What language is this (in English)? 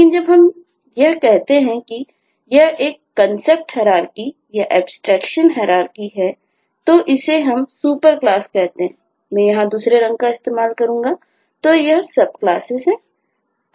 Hindi